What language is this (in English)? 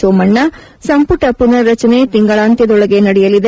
Kannada